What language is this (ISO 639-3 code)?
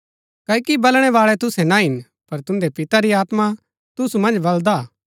gbk